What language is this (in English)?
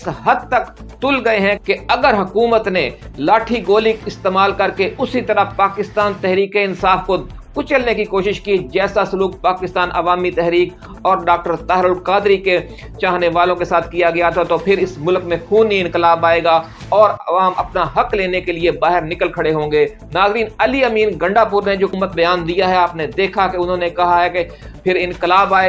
Urdu